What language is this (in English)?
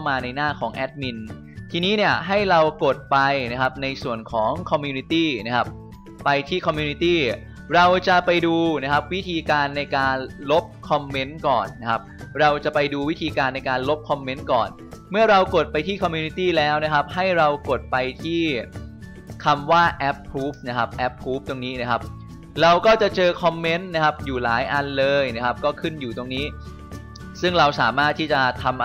Thai